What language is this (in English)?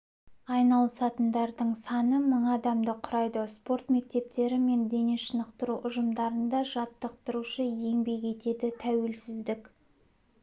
Kazakh